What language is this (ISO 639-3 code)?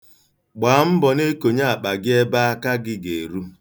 ibo